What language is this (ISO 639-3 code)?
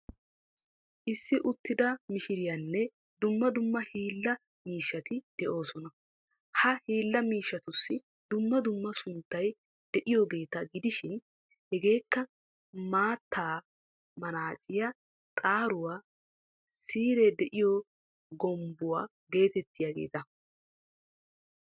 wal